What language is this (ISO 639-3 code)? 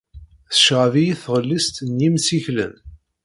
kab